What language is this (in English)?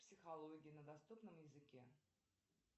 Russian